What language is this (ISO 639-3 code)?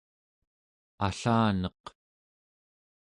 esu